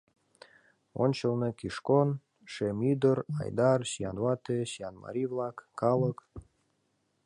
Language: Mari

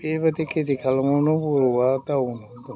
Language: Bodo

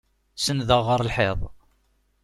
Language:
Kabyle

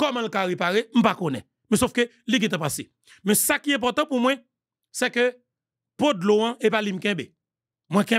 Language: French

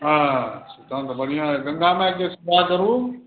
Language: Maithili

